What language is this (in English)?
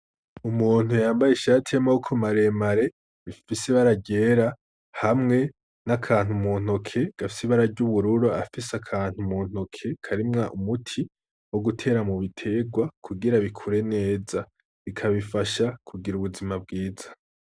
Rundi